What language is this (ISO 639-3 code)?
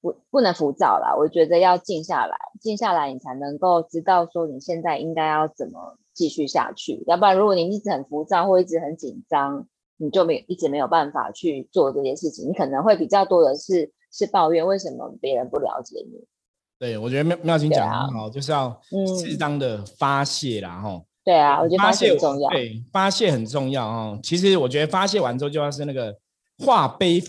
zho